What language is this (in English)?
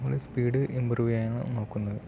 Malayalam